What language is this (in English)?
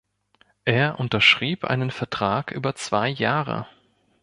German